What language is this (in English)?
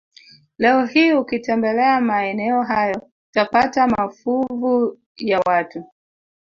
Swahili